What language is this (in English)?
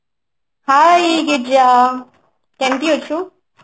Odia